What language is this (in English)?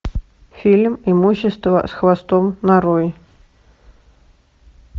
Russian